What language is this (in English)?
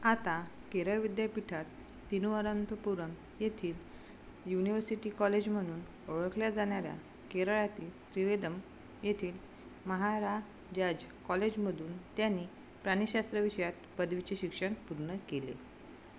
Marathi